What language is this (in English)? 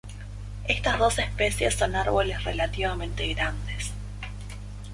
Spanish